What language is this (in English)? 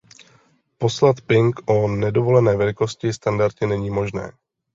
Czech